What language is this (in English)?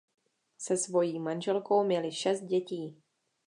Czech